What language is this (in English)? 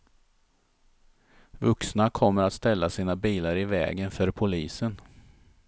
Swedish